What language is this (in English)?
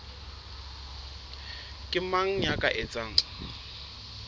Southern Sotho